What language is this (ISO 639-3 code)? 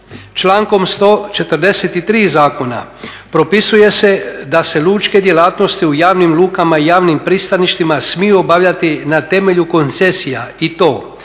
hrv